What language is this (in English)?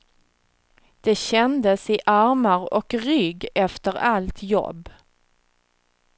Swedish